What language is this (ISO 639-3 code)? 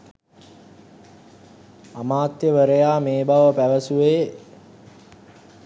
sin